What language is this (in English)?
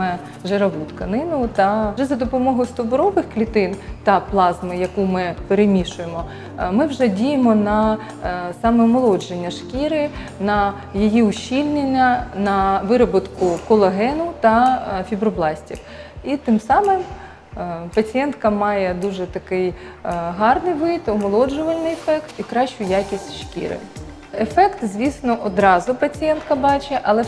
Ukrainian